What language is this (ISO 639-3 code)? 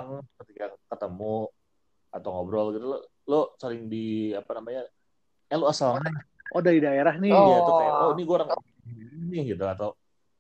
ind